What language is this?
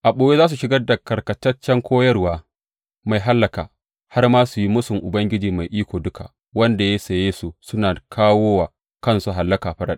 Hausa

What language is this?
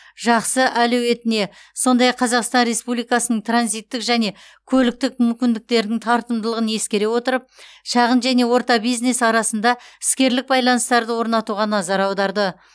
Kazakh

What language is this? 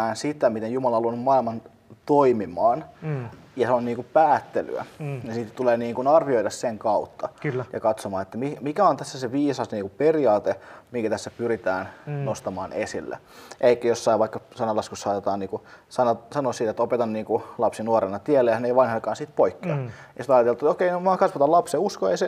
Finnish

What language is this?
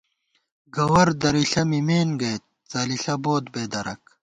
Gawar-Bati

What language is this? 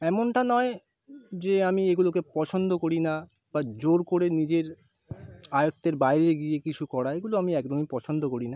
Bangla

